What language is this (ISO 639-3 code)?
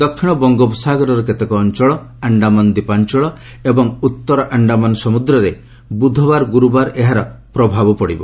ori